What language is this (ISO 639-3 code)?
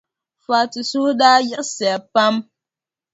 dag